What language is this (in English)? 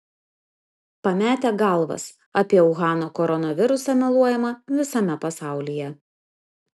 Lithuanian